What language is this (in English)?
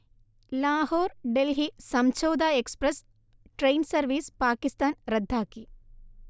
Malayalam